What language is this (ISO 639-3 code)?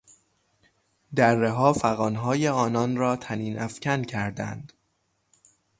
fas